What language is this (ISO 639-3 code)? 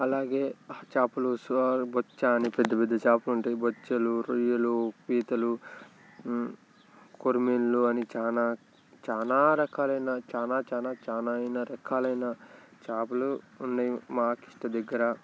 tel